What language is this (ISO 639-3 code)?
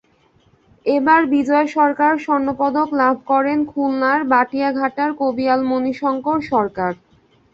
ben